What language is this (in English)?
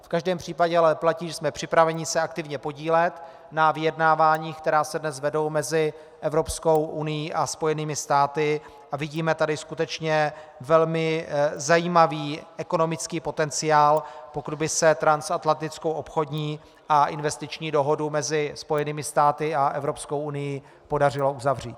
Czech